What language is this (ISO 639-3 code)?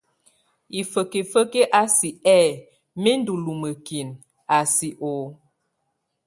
tvu